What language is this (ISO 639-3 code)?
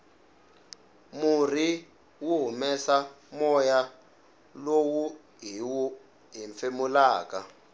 tso